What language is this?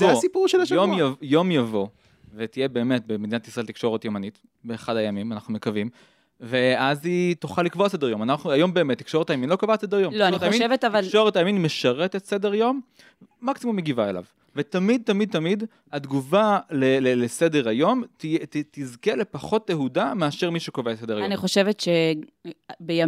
Hebrew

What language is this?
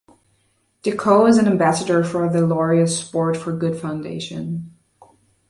English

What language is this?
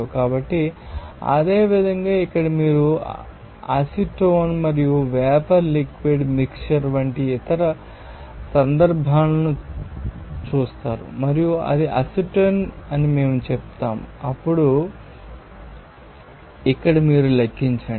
Telugu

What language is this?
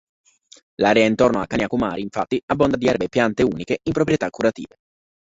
Italian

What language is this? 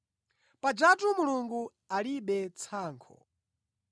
Nyanja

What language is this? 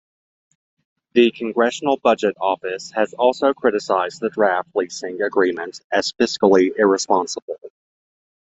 English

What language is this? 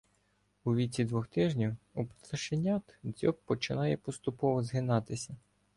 Ukrainian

